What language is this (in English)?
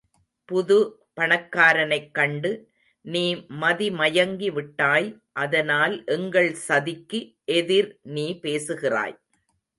Tamil